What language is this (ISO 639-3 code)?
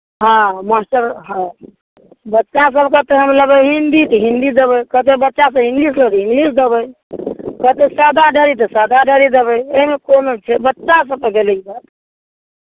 mai